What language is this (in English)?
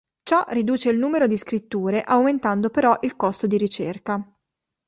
Italian